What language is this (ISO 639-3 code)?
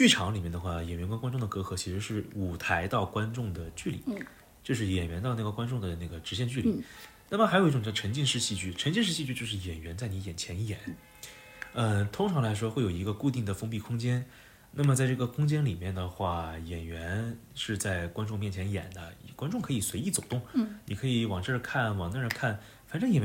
zho